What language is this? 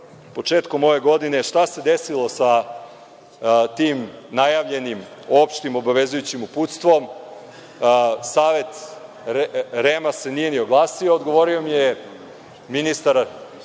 Serbian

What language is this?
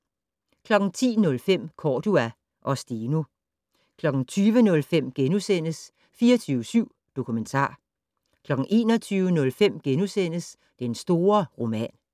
Danish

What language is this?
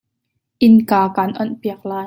Hakha Chin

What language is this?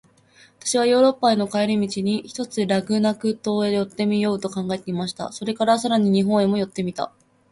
Japanese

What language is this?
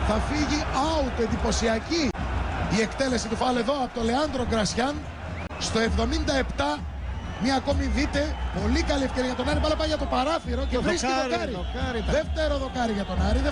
Greek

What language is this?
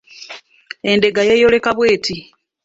Ganda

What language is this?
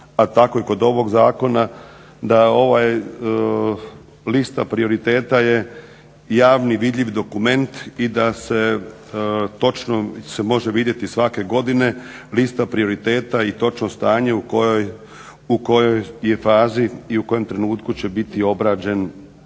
Croatian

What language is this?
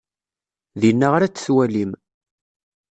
Kabyle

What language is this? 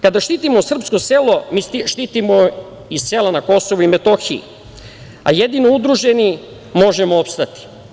Serbian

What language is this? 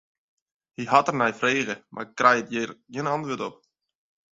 Western Frisian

